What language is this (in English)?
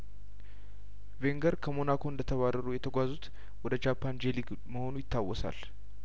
Amharic